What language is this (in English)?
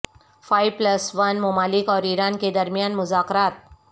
Urdu